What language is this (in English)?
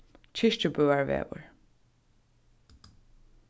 Faroese